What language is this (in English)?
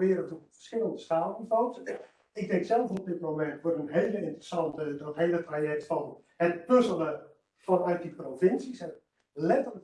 Dutch